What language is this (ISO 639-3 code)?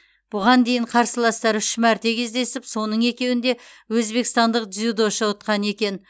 kaz